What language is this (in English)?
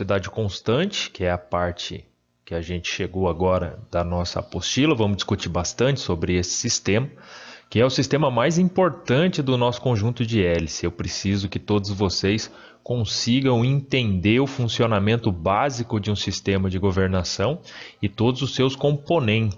Portuguese